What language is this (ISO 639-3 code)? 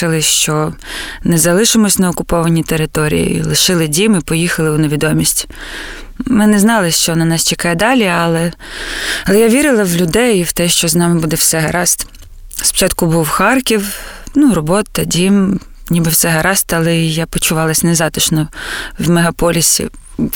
ukr